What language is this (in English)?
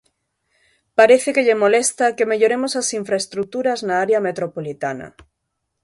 Galician